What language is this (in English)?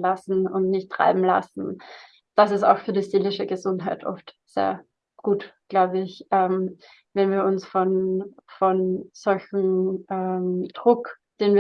German